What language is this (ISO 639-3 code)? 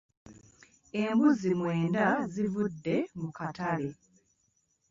lug